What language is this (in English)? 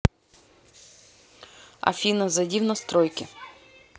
Russian